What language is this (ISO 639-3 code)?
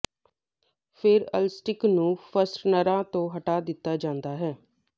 pan